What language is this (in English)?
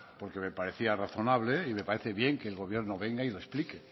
Spanish